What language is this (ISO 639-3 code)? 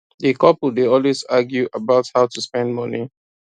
pcm